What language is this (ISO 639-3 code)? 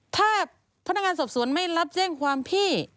tha